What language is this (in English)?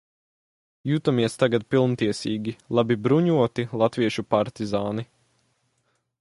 Latvian